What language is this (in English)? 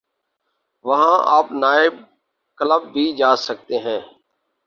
Urdu